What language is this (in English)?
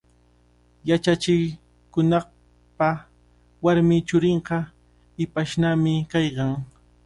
Cajatambo North Lima Quechua